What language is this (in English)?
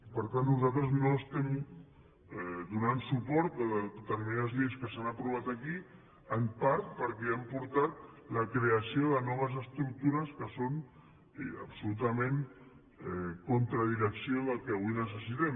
Catalan